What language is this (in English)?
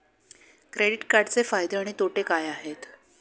Marathi